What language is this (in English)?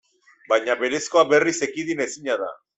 Basque